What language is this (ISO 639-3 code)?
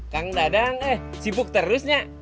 ind